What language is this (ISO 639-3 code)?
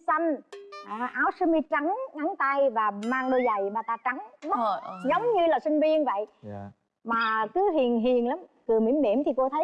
vie